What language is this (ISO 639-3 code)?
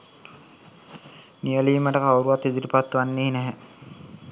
sin